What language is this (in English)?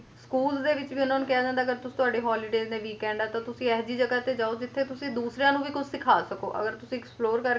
Punjabi